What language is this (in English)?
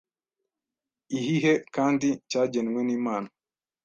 Kinyarwanda